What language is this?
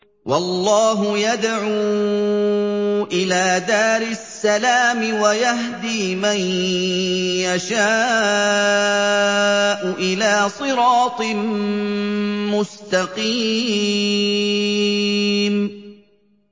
Arabic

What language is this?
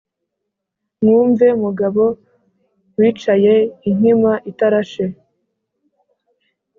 Kinyarwanda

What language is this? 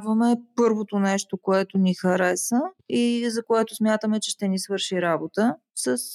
Bulgarian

